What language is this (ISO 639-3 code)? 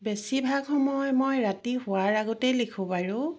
asm